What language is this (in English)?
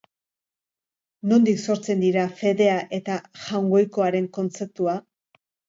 Basque